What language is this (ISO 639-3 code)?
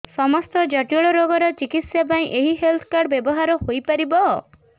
ori